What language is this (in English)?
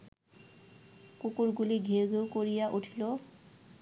Bangla